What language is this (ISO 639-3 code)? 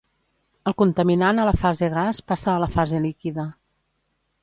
cat